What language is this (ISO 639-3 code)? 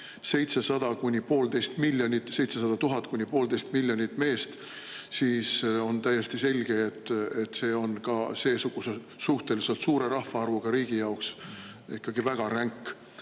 est